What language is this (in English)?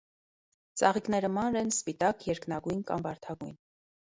Armenian